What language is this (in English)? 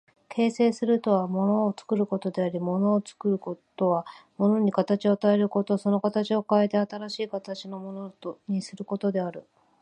Japanese